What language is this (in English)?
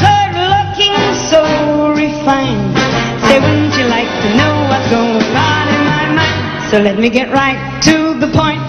Hungarian